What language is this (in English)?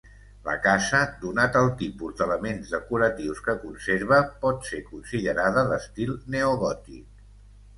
Catalan